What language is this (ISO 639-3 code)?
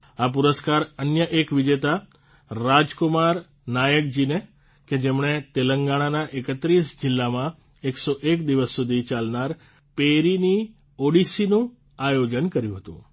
guj